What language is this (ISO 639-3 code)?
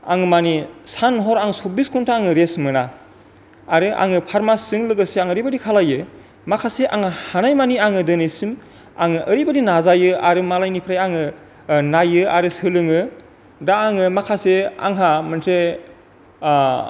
brx